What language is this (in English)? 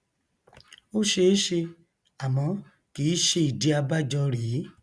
Yoruba